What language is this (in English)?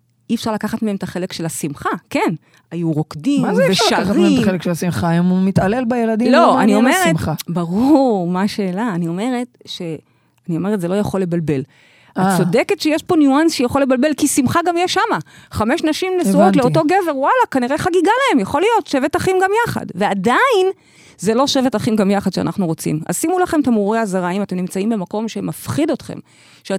Hebrew